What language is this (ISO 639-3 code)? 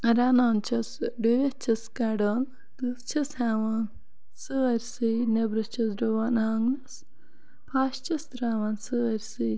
kas